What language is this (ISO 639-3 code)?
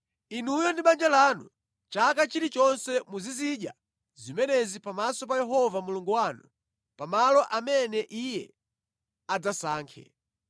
nya